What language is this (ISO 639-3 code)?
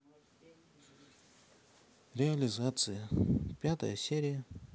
rus